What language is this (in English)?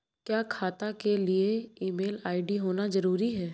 Hindi